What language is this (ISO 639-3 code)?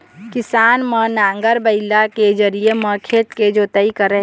hne